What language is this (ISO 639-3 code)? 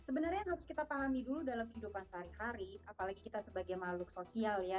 ind